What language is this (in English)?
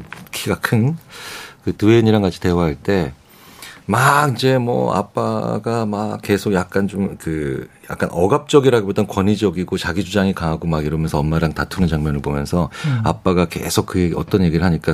Korean